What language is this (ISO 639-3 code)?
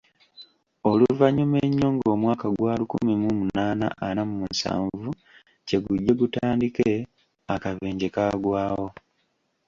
lug